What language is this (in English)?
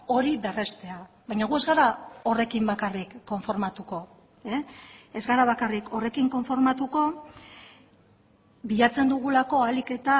Basque